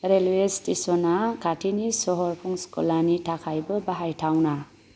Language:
Bodo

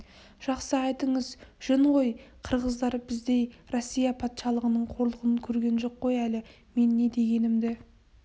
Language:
Kazakh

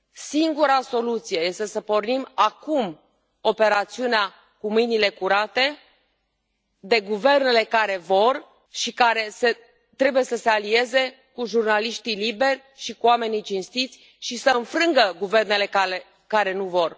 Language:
Romanian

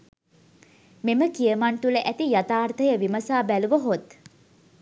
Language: Sinhala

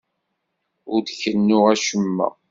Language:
Kabyle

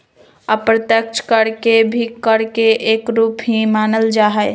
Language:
Magahi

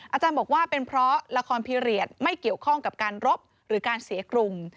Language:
Thai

